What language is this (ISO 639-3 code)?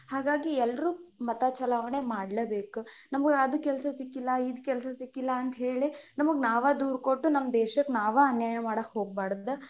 kan